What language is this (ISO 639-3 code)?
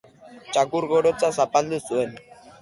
eus